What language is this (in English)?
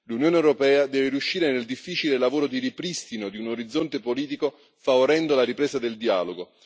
Italian